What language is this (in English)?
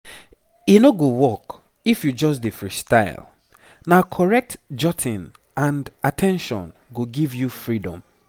Nigerian Pidgin